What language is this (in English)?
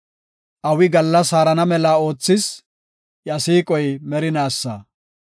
Gofa